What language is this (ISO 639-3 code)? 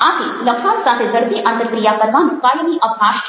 guj